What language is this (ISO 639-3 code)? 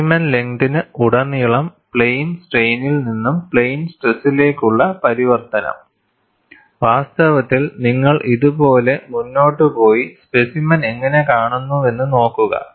mal